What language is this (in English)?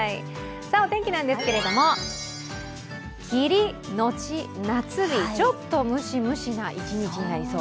Japanese